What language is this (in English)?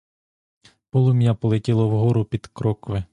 Ukrainian